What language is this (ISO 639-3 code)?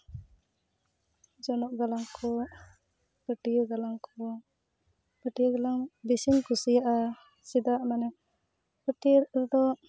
sat